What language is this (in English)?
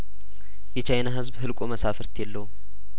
Amharic